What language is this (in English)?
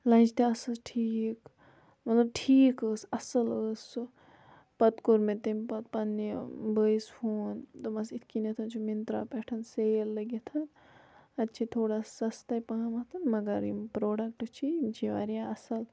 Kashmiri